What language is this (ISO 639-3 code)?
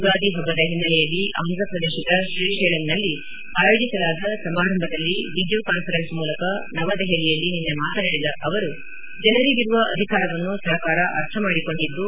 kan